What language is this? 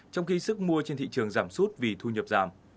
Vietnamese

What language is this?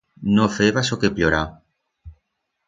Aragonese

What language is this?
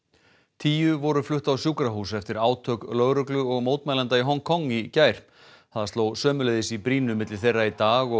Icelandic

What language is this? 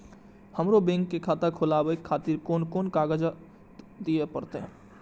Maithili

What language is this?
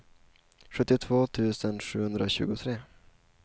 Swedish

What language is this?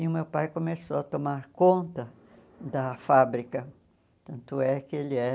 Portuguese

